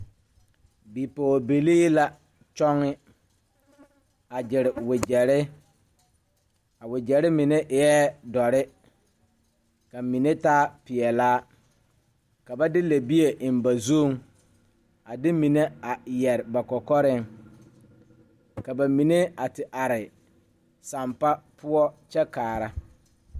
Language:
Southern Dagaare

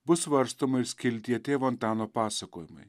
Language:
Lithuanian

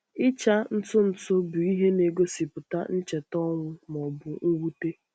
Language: Igbo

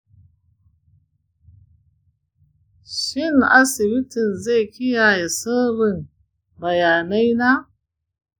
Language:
Hausa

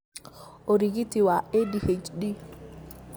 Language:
Kikuyu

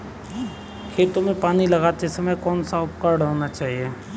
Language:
Hindi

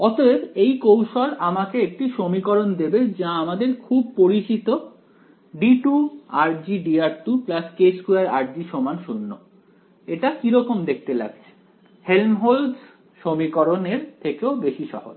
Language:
Bangla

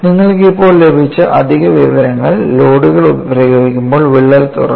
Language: Malayalam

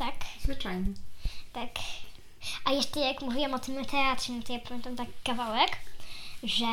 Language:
Polish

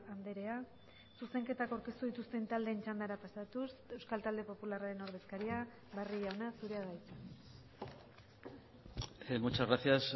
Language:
Basque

